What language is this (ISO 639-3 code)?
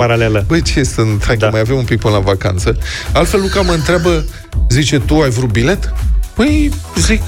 ron